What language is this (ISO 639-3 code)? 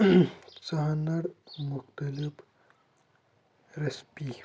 kas